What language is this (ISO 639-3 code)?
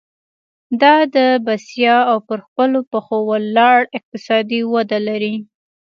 pus